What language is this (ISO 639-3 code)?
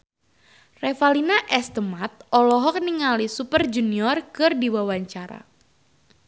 sun